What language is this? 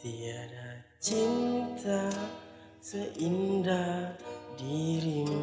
Indonesian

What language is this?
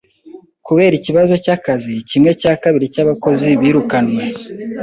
Kinyarwanda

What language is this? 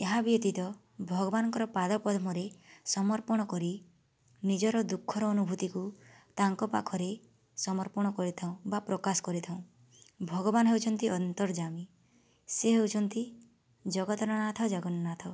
Odia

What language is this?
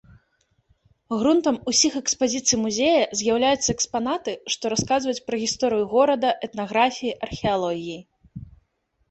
Belarusian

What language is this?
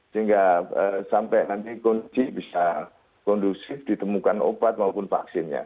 Indonesian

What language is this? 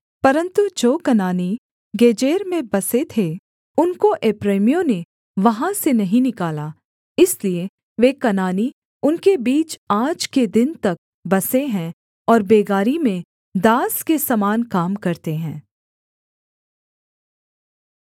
Hindi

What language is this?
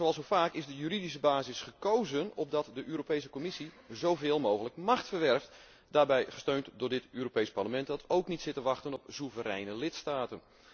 Dutch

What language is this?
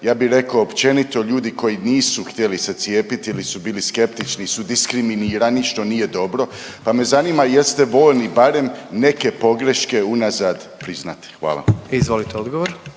Croatian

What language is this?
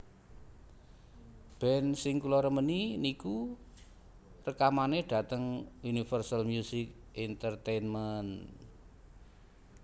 Javanese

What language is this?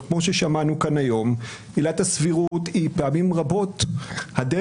Hebrew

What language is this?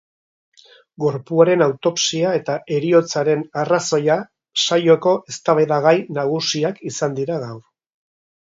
Basque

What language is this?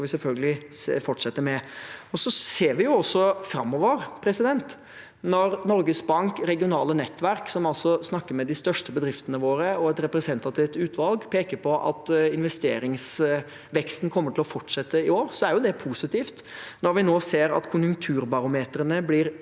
Norwegian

